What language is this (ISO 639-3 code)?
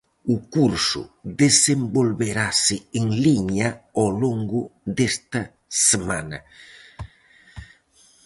glg